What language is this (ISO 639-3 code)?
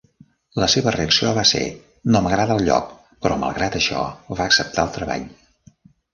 cat